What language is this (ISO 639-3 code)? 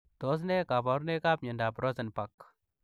kln